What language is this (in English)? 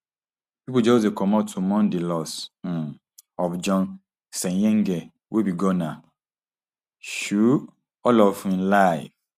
Nigerian Pidgin